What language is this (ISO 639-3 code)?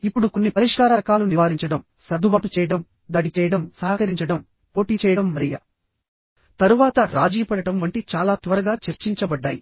tel